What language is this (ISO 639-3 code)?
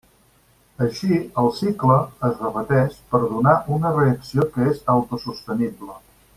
cat